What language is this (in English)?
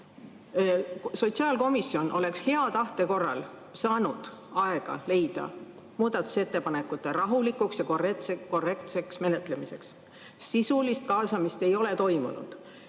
Estonian